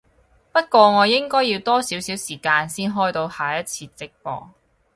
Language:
Cantonese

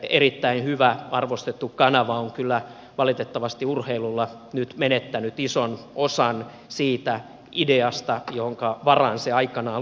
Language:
Finnish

